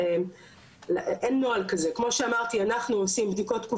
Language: Hebrew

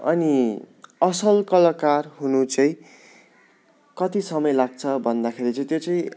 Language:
Nepali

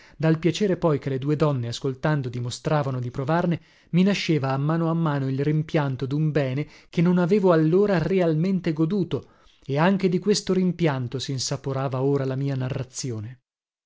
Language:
Italian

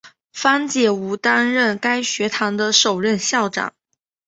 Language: Chinese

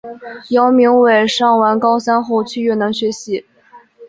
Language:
Chinese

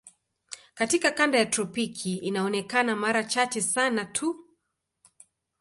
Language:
Swahili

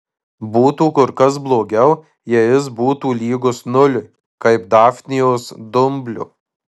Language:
Lithuanian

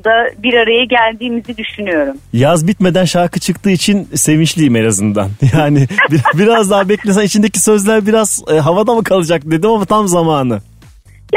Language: Turkish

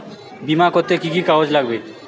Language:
Bangla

